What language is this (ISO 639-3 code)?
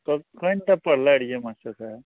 mai